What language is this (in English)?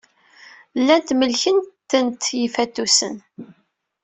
Kabyle